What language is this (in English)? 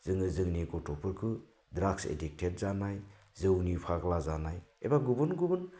Bodo